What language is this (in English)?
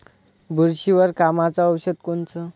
Marathi